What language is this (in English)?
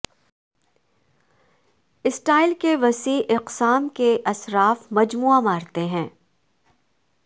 Urdu